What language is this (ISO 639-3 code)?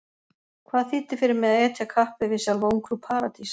isl